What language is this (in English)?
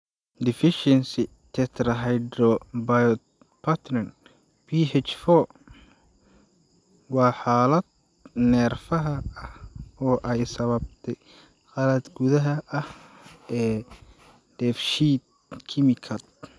Somali